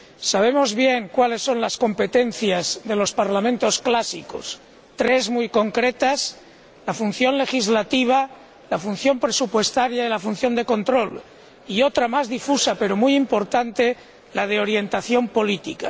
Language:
Spanish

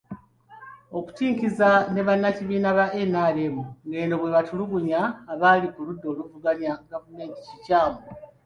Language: Ganda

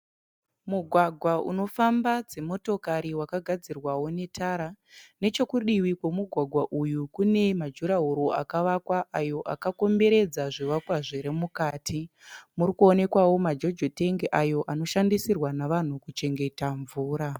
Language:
Shona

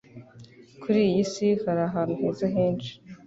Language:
Kinyarwanda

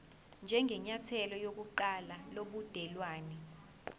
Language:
Zulu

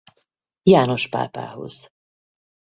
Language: Hungarian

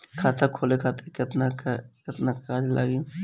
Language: Bhojpuri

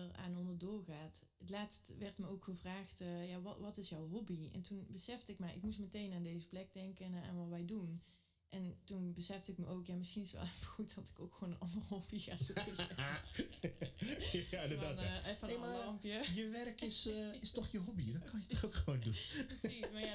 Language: Dutch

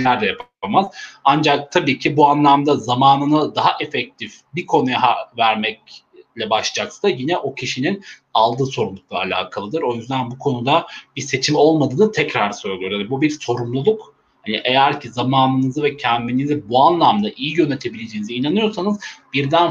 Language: Turkish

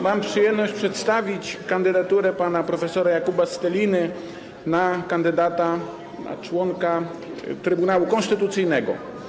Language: Polish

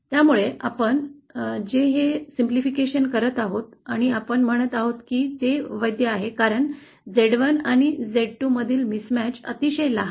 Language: Marathi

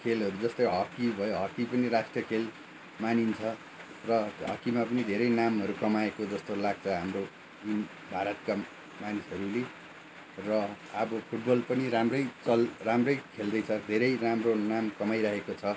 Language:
Nepali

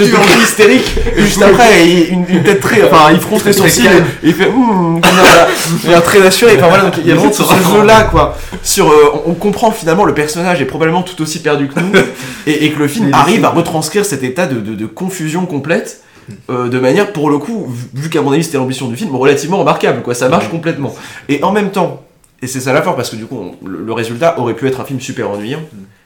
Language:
French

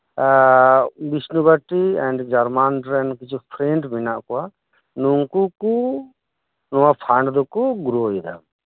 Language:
Santali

